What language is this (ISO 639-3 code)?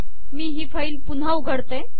mar